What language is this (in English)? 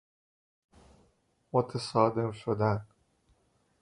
Persian